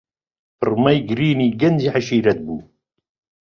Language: Central Kurdish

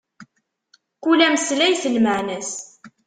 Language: Kabyle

